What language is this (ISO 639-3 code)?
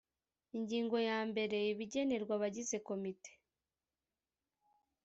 kin